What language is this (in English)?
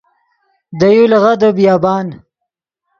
Yidgha